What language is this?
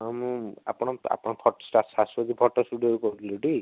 Odia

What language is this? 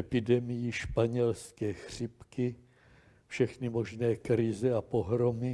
Czech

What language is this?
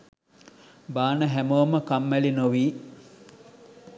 Sinhala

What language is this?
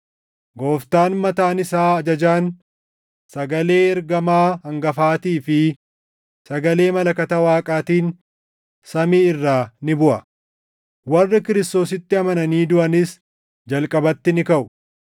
Oromo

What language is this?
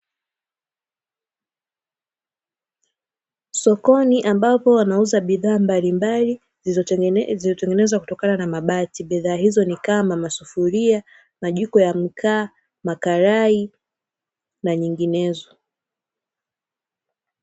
Swahili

